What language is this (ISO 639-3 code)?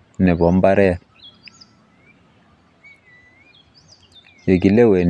kln